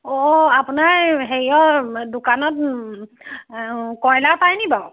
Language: Assamese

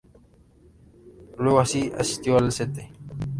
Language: Spanish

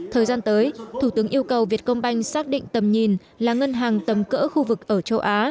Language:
Vietnamese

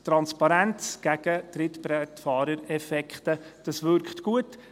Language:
Swiss German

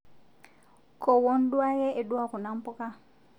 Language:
Masai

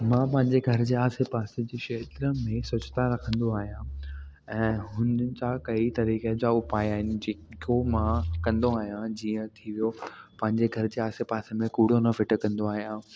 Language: Sindhi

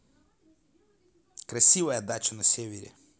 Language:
Russian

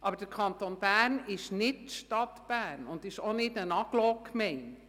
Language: Swiss German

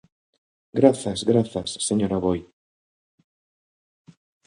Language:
Galician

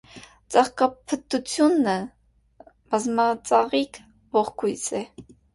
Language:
Armenian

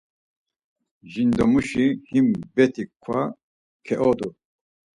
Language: Laz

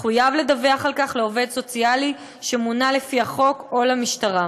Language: Hebrew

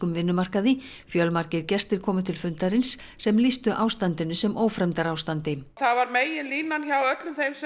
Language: Icelandic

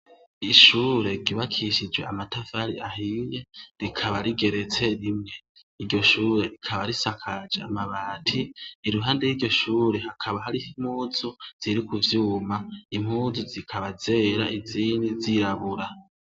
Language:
Rundi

